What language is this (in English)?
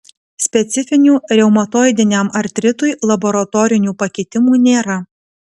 Lithuanian